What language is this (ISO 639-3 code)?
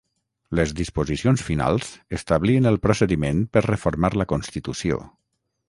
cat